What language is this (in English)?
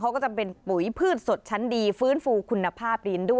Thai